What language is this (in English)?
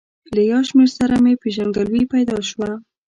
Pashto